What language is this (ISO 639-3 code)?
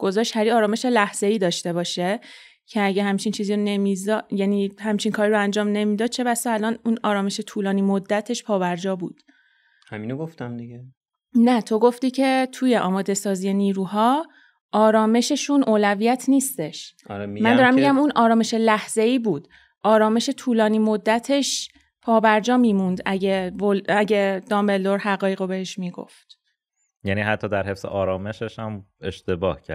fas